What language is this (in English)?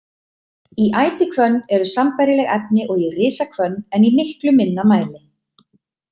Icelandic